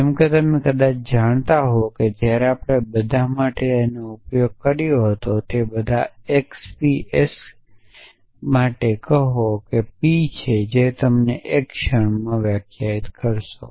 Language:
Gujarati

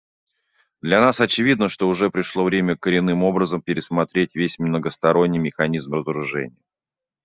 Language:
Russian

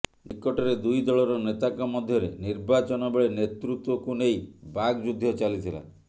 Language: Odia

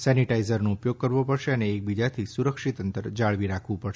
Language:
Gujarati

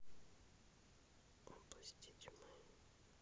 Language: Russian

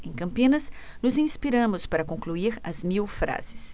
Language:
Portuguese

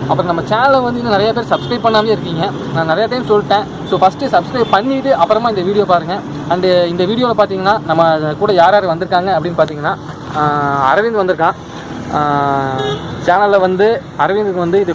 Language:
Tamil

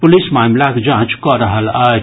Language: Maithili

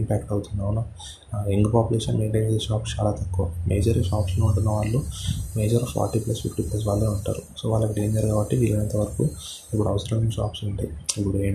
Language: Telugu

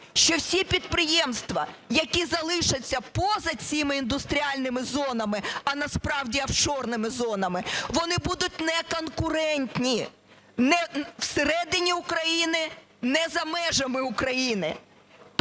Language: Ukrainian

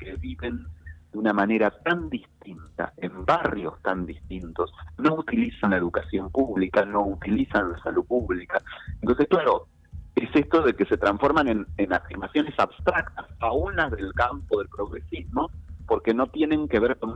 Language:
Spanish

